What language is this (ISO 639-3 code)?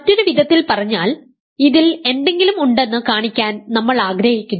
mal